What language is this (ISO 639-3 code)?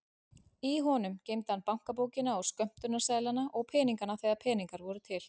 isl